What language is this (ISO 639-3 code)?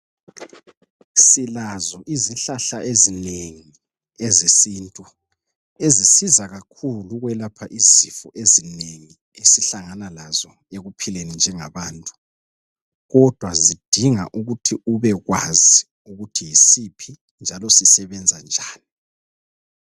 nde